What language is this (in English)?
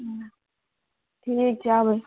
Maithili